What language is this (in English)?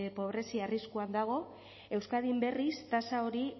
Basque